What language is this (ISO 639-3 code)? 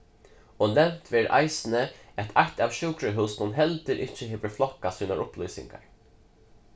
fao